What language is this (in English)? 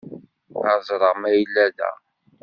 Kabyle